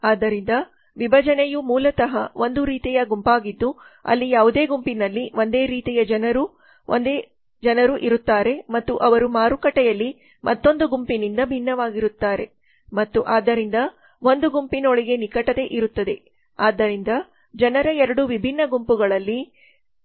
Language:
Kannada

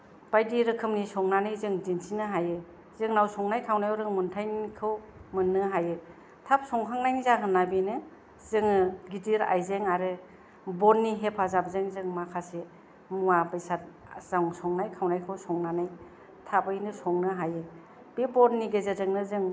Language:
Bodo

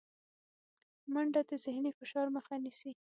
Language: Pashto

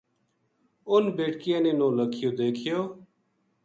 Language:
Gujari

